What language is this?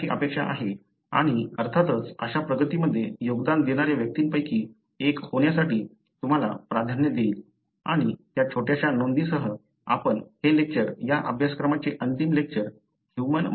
Marathi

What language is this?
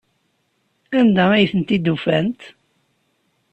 Kabyle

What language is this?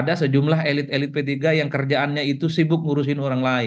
Indonesian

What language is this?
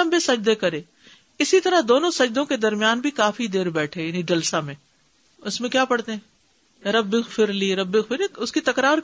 Urdu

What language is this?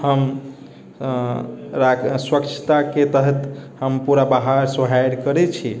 Maithili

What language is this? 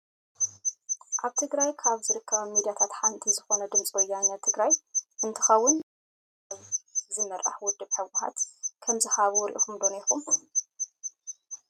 Tigrinya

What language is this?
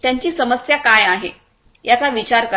Marathi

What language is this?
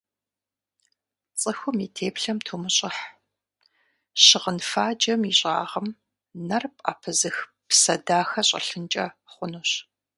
Kabardian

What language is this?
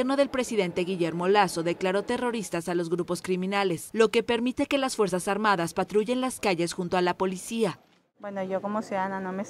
Spanish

